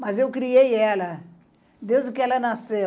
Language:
Portuguese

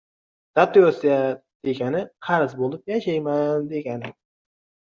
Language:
Uzbek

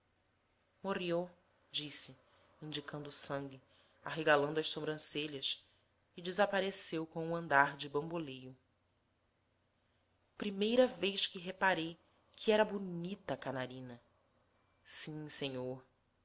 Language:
Portuguese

